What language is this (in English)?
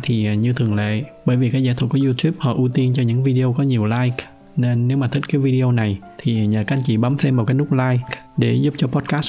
Vietnamese